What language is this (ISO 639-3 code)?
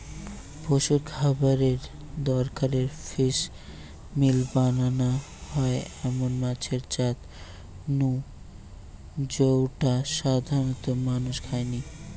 ben